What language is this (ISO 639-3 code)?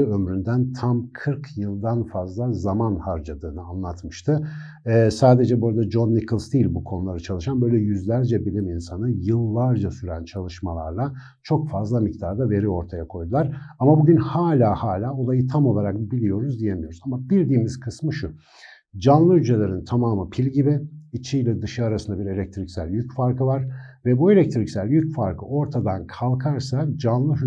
tur